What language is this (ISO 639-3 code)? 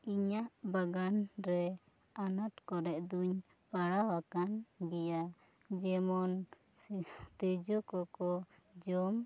sat